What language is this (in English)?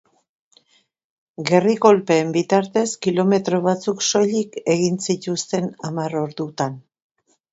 Basque